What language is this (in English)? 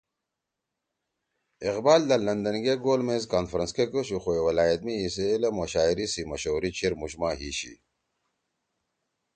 Torwali